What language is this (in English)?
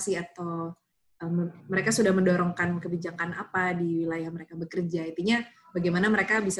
Indonesian